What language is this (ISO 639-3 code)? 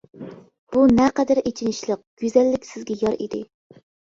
uig